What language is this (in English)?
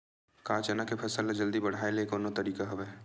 Chhattisgarhi